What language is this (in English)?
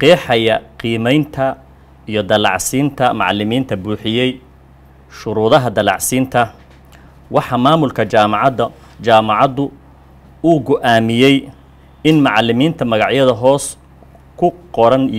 Arabic